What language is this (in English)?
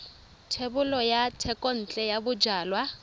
Tswana